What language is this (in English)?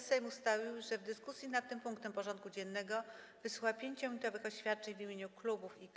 Polish